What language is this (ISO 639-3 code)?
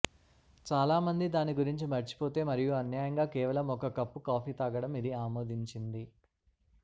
tel